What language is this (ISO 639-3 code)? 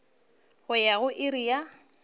nso